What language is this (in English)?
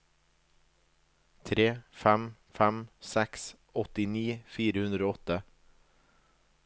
Norwegian